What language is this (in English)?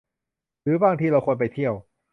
Thai